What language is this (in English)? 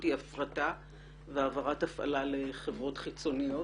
Hebrew